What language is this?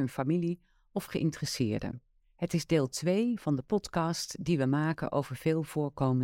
Dutch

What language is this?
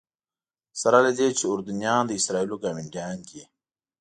Pashto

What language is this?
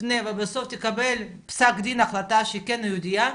Hebrew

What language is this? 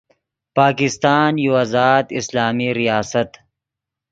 Yidgha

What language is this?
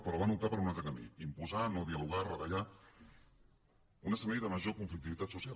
Catalan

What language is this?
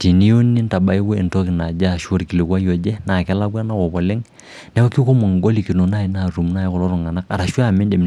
Masai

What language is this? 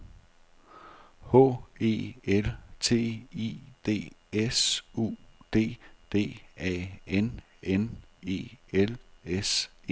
Danish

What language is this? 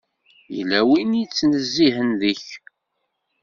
Kabyle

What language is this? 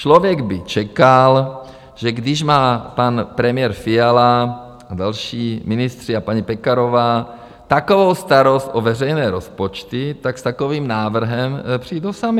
Czech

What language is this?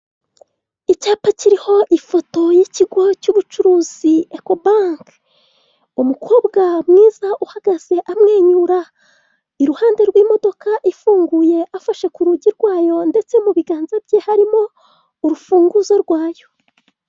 Kinyarwanda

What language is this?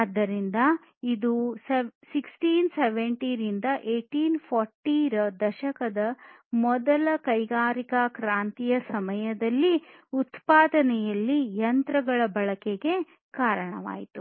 Kannada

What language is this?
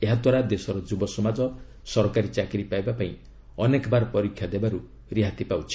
Odia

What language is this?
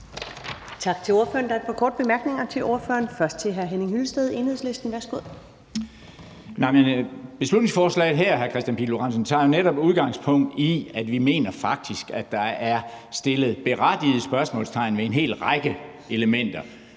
Danish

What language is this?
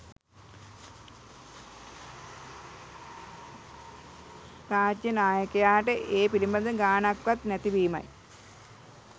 Sinhala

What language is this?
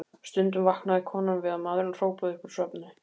Icelandic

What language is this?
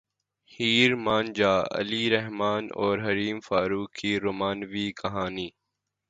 Urdu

